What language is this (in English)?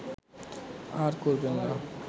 Bangla